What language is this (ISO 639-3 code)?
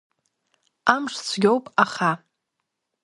abk